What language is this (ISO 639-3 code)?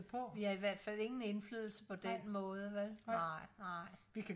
dan